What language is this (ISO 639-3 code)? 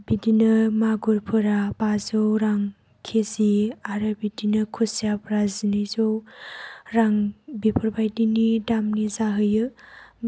brx